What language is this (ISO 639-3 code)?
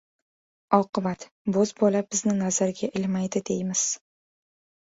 uzb